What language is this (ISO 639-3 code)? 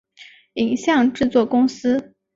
zho